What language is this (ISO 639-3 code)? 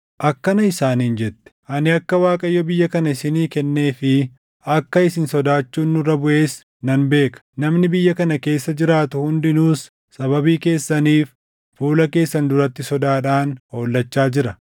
orm